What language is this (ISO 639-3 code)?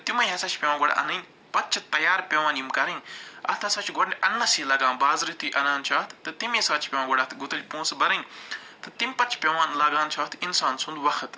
kas